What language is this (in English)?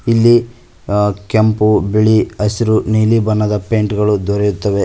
Kannada